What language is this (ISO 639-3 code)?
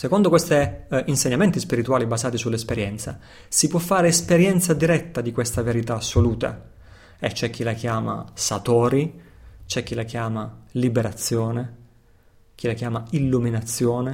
ita